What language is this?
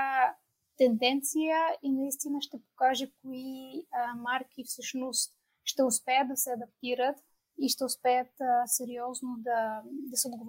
Bulgarian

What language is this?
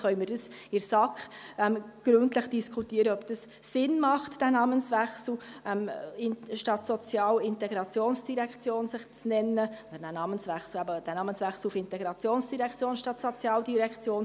Swiss German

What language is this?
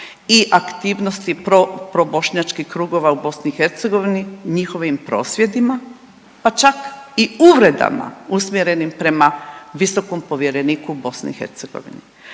Croatian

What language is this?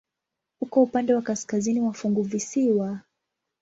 Swahili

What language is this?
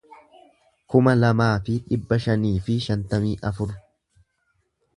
Oromo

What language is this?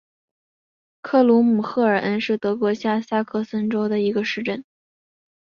Chinese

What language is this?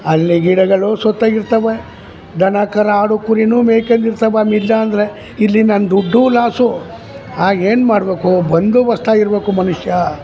Kannada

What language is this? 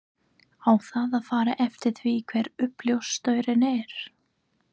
Icelandic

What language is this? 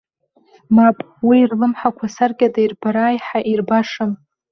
Abkhazian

